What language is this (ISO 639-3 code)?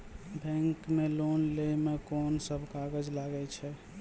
mai